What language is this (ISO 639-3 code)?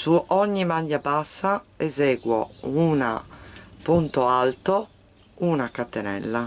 ita